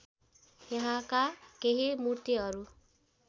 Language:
Nepali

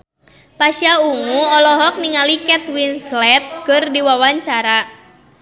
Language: Sundanese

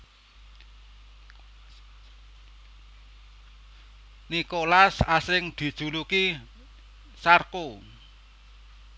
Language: Javanese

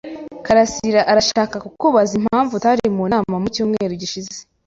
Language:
Kinyarwanda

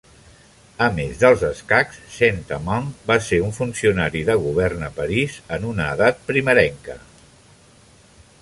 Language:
Catalan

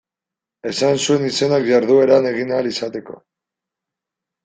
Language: Basque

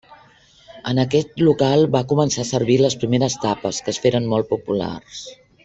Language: Catalan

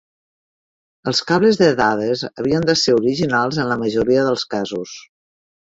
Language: Catalan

